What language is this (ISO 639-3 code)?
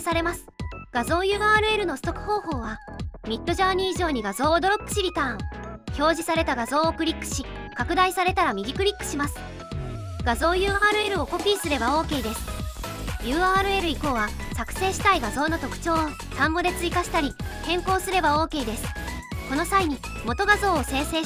jpn